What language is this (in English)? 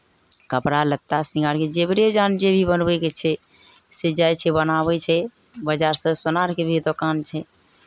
Maithili